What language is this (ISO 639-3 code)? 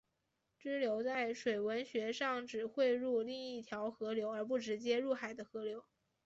zho